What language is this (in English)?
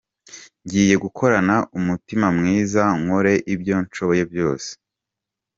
Kinyarwanda